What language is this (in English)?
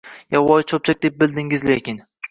Uzbek